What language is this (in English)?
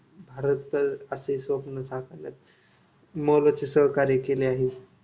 Marathi